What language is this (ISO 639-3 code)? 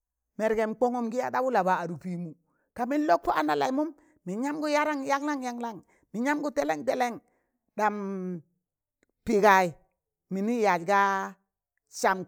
tan